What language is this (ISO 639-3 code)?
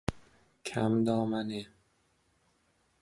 fas